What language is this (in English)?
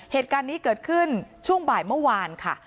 Thai